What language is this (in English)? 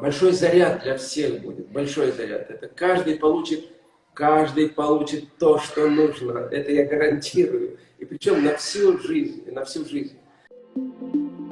Russian